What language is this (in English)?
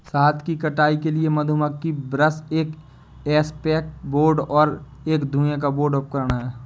Hindi